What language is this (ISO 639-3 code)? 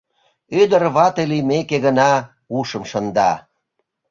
chm